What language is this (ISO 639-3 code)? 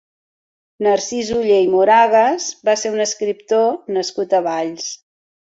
cat